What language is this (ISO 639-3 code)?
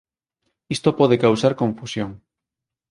glg